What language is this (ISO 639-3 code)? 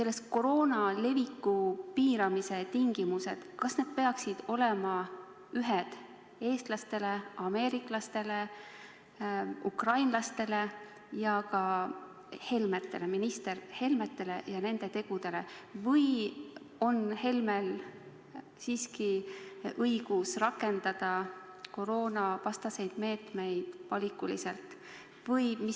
est